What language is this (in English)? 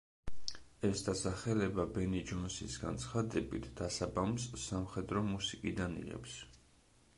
Georgian